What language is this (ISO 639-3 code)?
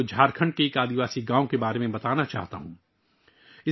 urd